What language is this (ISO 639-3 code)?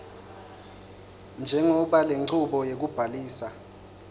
ssw